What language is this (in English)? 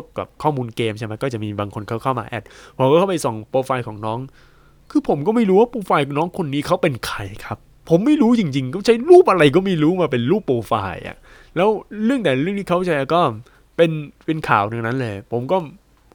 Thai